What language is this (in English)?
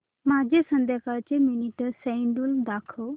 Marathi